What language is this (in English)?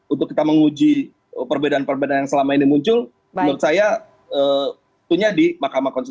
Indonesian